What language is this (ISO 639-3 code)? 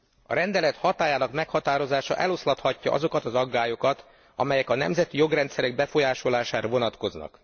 hun